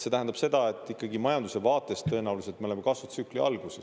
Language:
Estonian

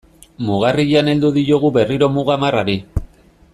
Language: Basque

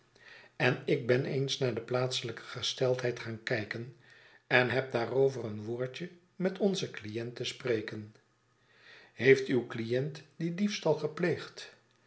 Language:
Dutch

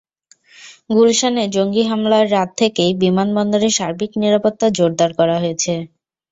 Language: Bangla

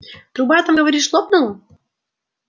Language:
Russian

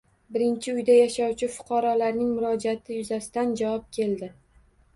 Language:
Uzbek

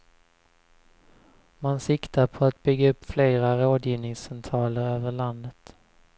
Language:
Swedish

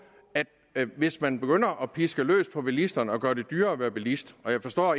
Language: Danish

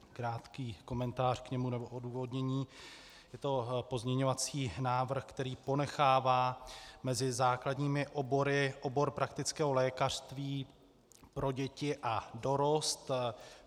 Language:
Czech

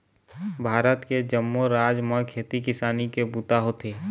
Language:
Chhattisgarhi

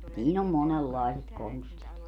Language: Finnish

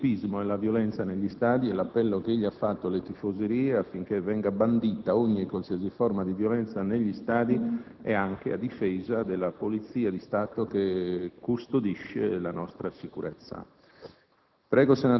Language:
Italian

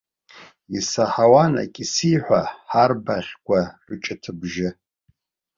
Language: Abkhazian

